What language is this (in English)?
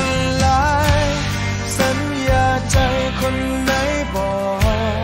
Thai